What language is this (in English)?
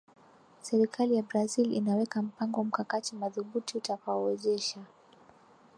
Swahili